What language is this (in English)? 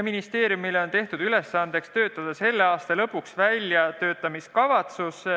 Estonian